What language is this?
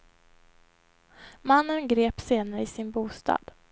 Swedish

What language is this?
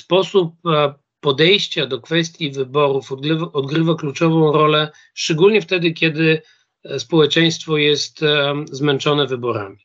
Polish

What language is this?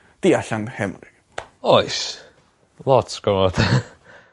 Welsh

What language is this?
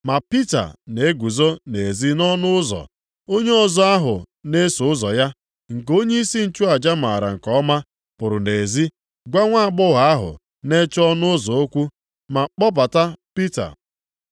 Igbo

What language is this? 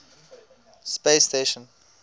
English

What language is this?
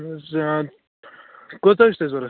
Kashmiri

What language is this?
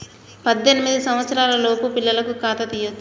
Telugu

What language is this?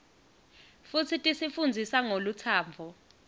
Swati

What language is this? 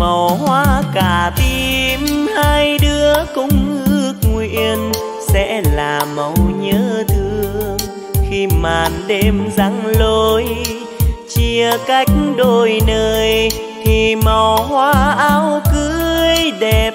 Vietnamese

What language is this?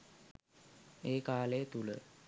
Sinhala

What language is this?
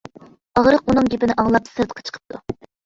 Uyghur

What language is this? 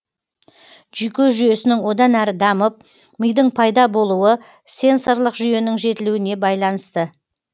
Kazakh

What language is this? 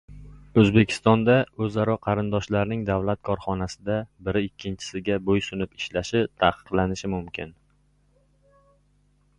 Uzbek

